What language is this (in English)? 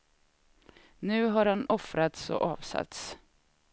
Swedish